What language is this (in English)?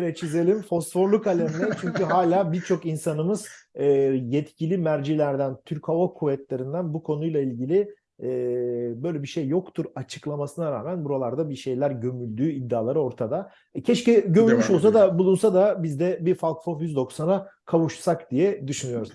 Turkish